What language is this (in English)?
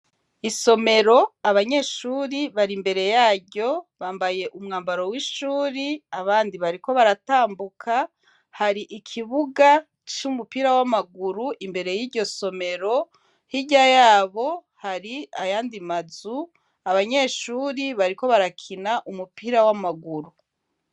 Rundi